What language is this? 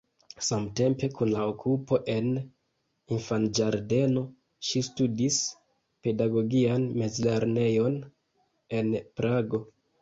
Esperanto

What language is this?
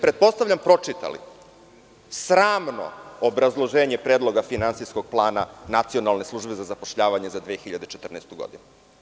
Serbian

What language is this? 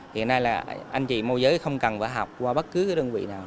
Vietnamese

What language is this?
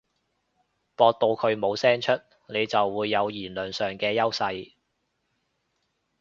Cantonese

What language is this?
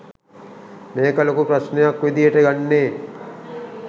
Sinhala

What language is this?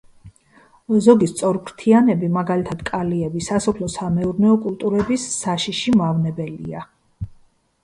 Georgian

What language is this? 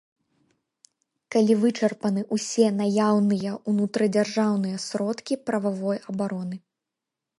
Belarusian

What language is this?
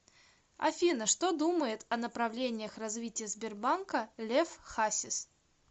Russian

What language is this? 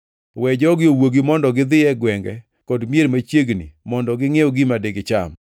Luo (Kenya and Tanzania)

